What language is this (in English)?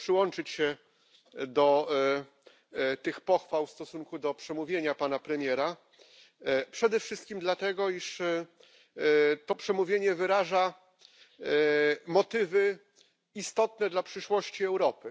Polish